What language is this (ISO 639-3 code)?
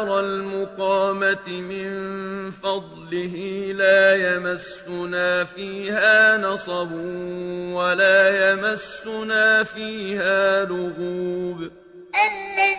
ara